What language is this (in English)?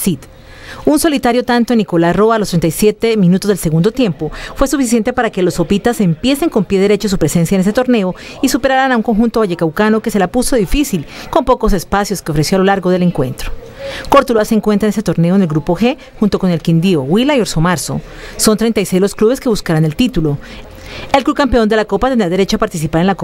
Spanish